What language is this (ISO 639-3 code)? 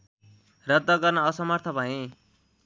nep